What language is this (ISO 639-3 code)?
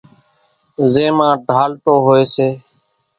gjk